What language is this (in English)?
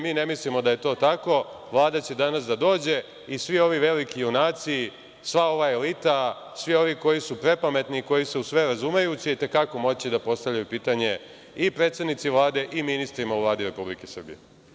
Serbian